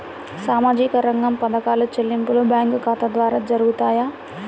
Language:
Telugu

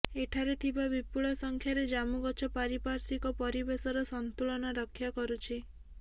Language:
Odia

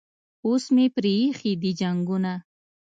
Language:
Pashto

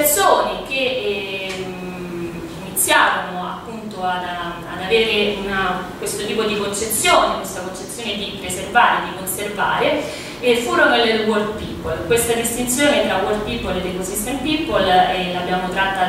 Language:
Italian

